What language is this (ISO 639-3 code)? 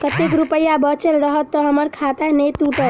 mai